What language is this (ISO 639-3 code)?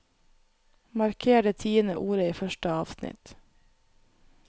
nor